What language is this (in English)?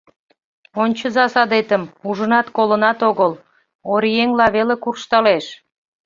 Mari